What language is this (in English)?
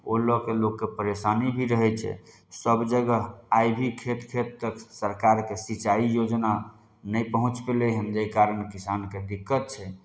Maithili